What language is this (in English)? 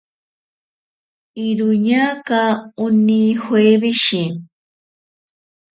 Ashéninka Perené